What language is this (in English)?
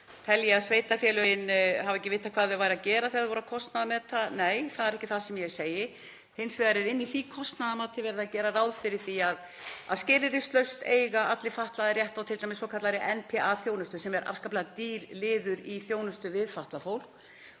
Icelandic